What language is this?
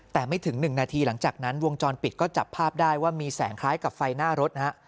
Thai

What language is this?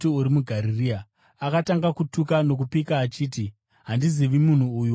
Shona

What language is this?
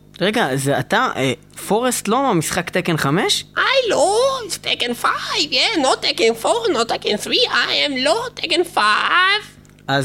Hebrew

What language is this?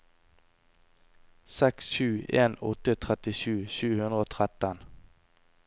Norwegian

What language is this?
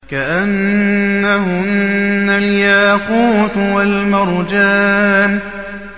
Arabic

